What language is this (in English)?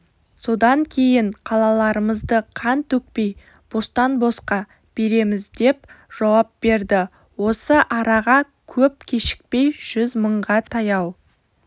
Kazakh